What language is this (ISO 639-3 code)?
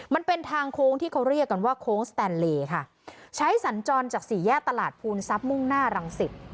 tha